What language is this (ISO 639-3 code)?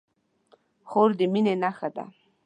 pus